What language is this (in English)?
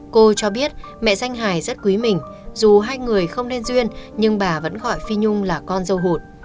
Vietnamese